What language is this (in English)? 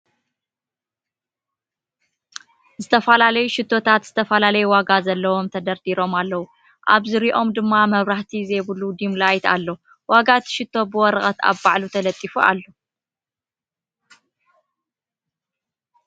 Tigrinya